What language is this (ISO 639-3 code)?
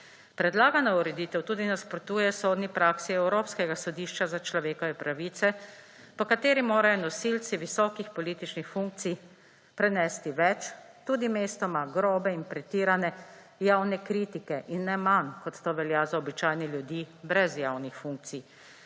slv